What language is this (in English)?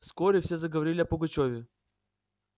Russian